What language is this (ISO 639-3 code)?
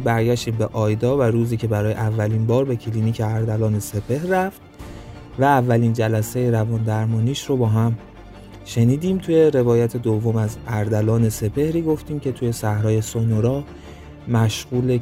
fas